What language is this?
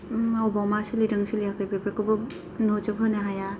Bodo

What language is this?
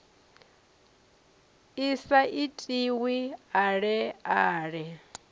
Venda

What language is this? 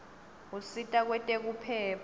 Swati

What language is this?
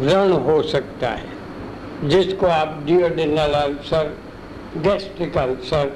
Hindi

